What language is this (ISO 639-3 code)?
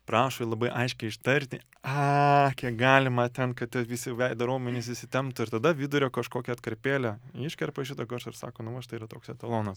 lit